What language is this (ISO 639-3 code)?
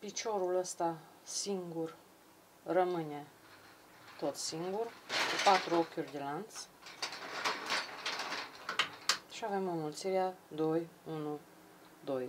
ron